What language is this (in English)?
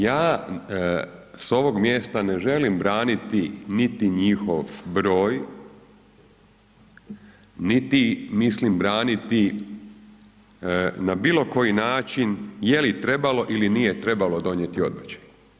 Croatian